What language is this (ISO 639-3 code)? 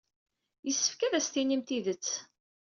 kab